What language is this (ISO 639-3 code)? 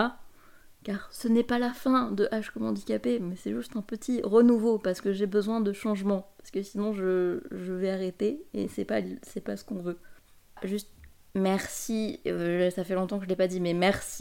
fra